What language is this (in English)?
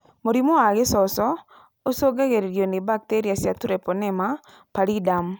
Kikuyu